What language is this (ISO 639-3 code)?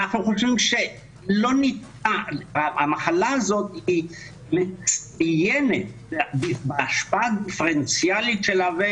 heb